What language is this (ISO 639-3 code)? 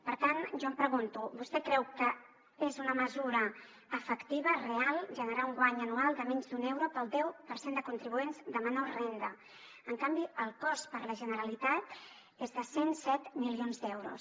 cat